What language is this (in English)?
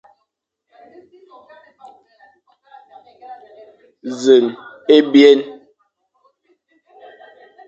Fang